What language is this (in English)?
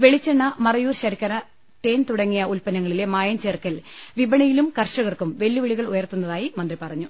Malayalam